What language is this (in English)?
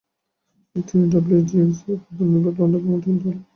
Bangla